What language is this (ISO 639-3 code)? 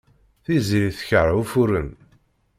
kab